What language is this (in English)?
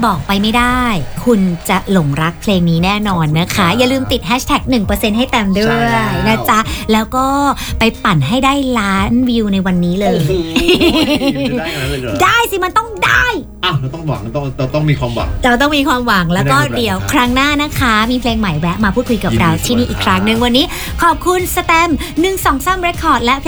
Thai